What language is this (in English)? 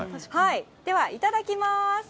Japanese